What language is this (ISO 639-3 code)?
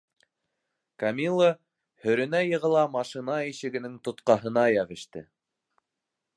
bak